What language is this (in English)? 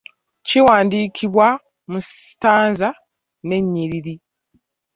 Ganda